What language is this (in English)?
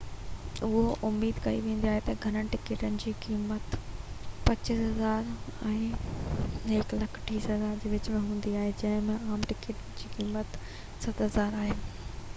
Sindhi